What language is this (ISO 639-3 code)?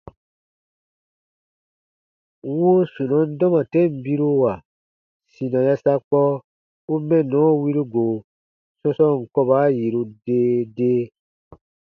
bba